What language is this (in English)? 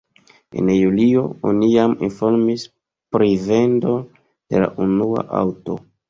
Esperanto